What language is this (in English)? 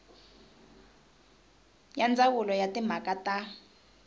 Tsonga